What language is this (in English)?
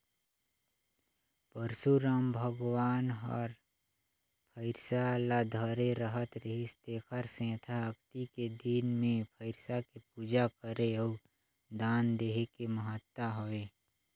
Chhattisgarhi